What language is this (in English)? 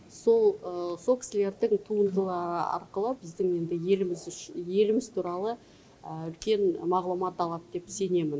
Kazakh